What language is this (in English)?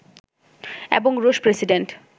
Bangla